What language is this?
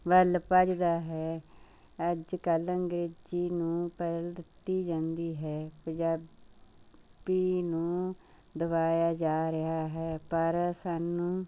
Punjabi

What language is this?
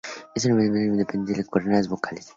Spanish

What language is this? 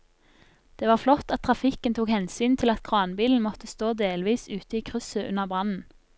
Norwegian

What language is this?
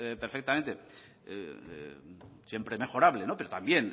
Spanish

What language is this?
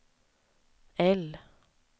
Swedish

